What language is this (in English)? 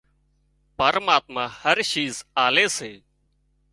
Wadiyara Koli